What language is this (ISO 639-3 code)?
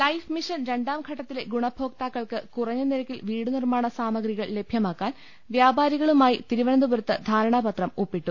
mal